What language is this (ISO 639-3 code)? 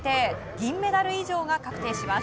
jpn